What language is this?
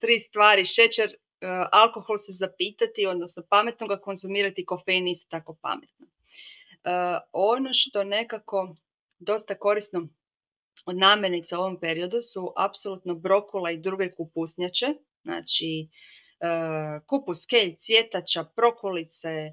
Croatian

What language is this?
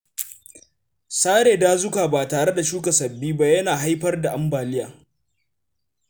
Hausa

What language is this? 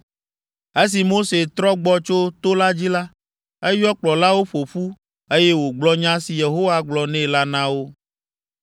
Ewe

